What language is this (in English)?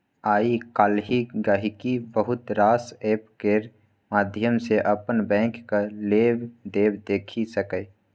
Maithili